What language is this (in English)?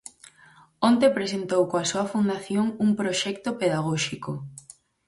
Galician